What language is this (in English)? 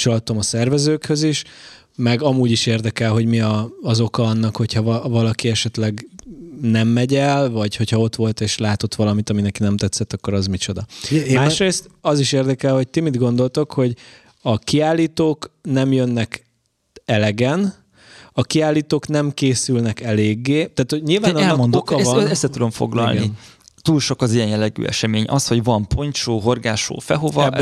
Hungarian